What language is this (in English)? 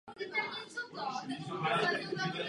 Czech